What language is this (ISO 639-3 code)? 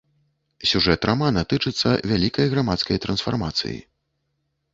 bel